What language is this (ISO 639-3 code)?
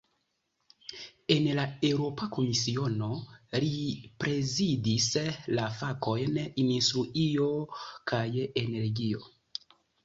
epo